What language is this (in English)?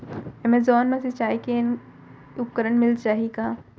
Chhattisgarhi